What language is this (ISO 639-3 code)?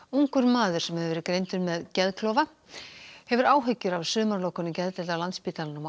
isl